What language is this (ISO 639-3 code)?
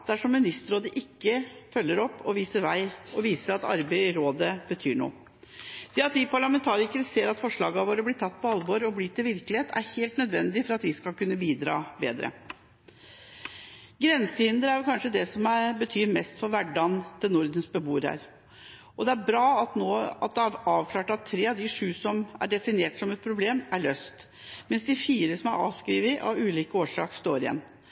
nob